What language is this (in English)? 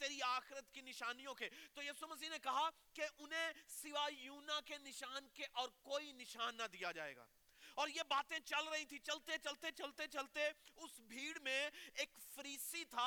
Urdu